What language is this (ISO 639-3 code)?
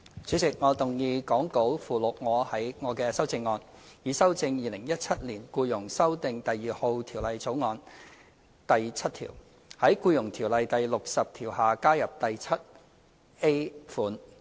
yue